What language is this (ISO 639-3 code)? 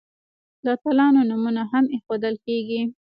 pus